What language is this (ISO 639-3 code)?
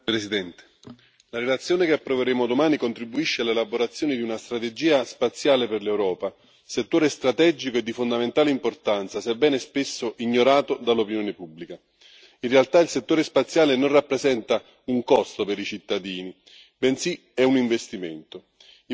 ita